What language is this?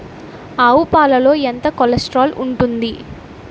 Telugu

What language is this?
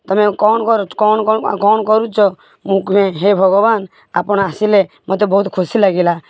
Odia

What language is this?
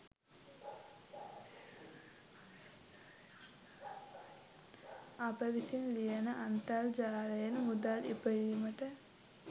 Sinhala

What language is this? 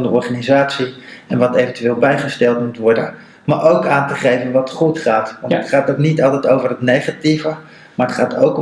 Dutch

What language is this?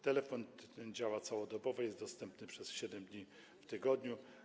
Polish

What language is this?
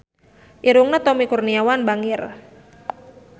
Sundanese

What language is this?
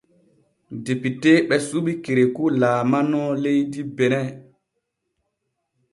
Borgu Fulfulde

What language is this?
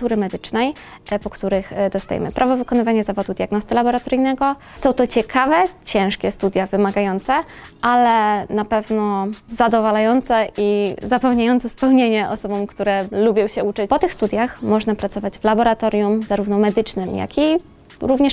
Polish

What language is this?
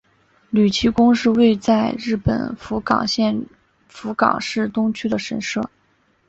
Chinese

